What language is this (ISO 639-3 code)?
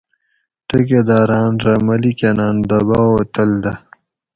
gwc